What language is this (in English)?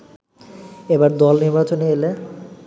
Bangla